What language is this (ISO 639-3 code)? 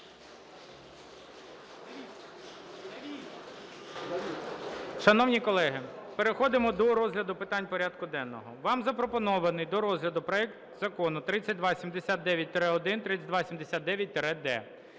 ukr